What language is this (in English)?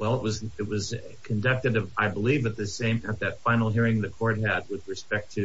English